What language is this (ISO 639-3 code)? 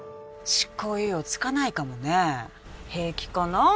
jpn